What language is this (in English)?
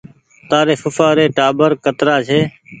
Goaria